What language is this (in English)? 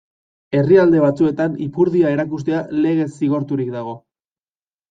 Basque